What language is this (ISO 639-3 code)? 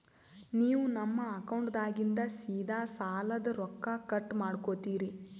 kan